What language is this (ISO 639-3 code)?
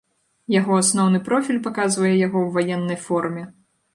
bel